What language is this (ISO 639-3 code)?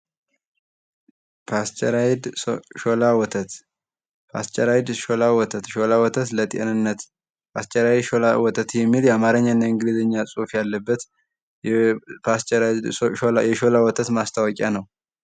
amh